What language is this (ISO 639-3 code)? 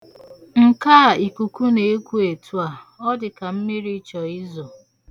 ibo